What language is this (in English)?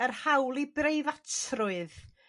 Welsh